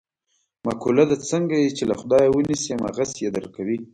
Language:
Pashto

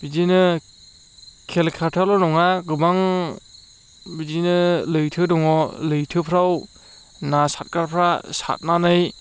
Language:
Bodo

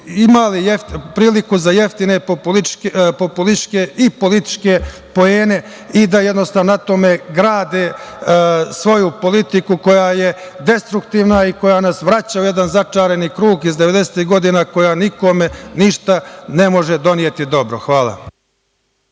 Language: Serbian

